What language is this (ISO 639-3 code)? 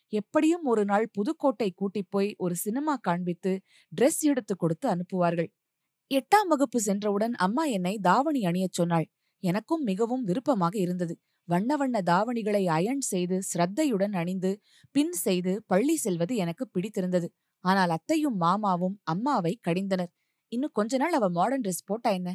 tam